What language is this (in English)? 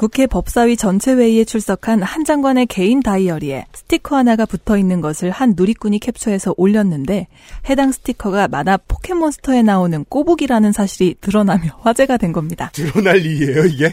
Korean